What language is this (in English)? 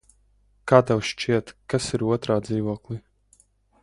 Latvian